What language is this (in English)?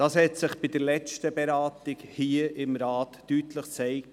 Swiss German